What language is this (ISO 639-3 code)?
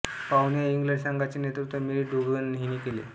mar